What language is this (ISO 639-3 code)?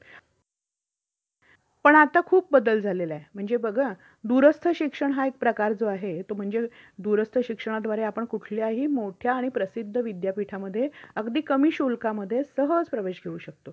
mar